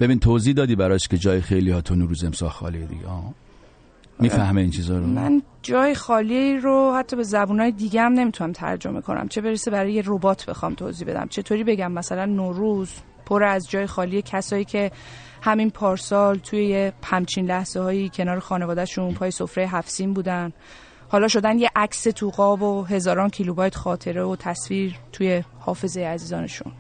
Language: Persian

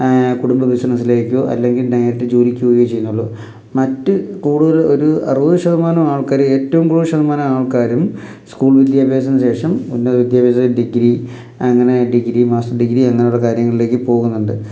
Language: Malayalam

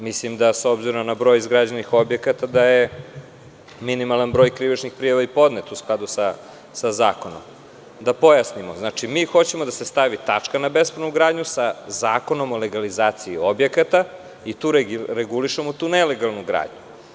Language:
Serbian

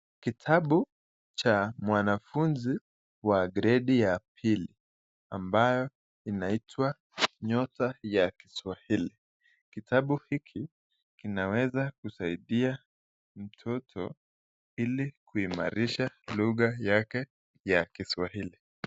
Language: Swahili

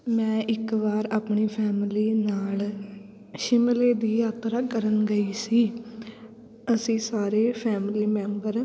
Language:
Punjabi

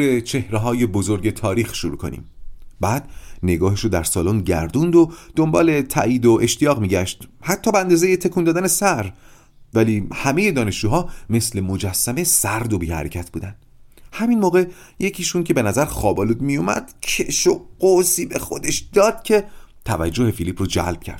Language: Persian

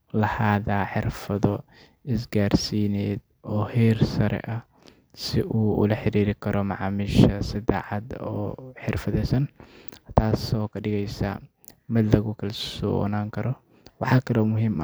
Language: Somali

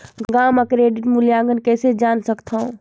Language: Chhattisgarhi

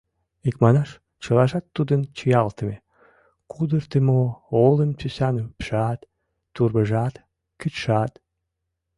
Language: Mari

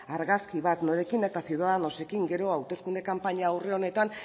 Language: Basque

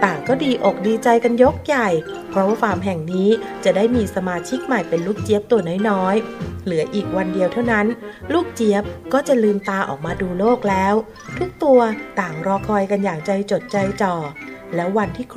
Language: Thai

